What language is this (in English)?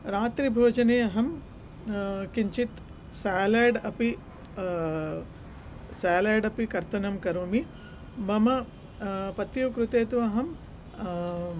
Sanskrit